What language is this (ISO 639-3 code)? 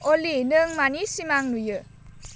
brx